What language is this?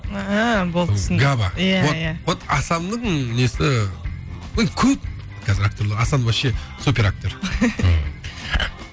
Kazakh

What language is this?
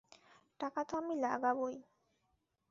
Bangla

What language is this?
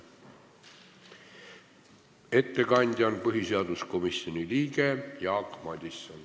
Estonian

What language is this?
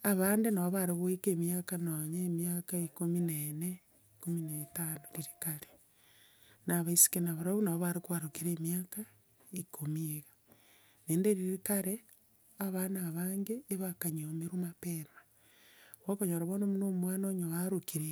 Gusii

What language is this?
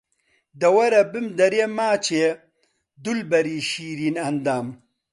Central Kurdish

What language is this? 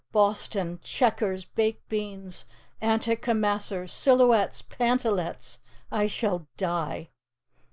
English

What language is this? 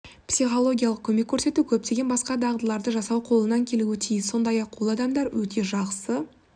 Kazakh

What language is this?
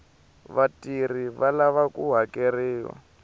Tsonga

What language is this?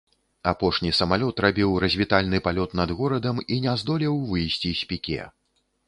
Belarusian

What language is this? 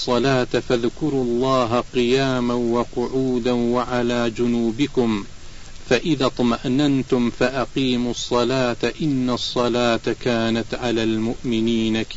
Arabic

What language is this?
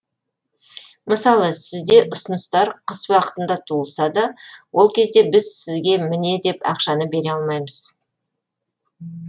Kazakh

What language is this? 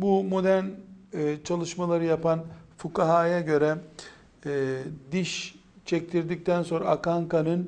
Turkish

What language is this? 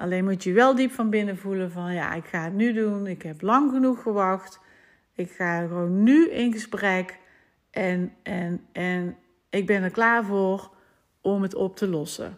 Dutch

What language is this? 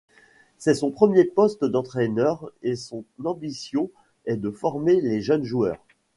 French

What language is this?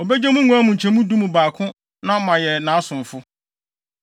Akan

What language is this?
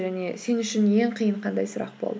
Kazakh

